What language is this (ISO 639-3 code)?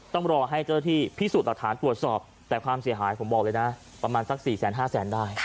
tha